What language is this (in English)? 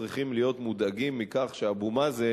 Hebrew